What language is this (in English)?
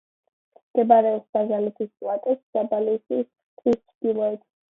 Georgian